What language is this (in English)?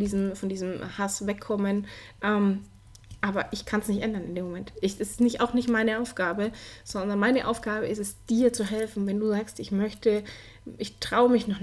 German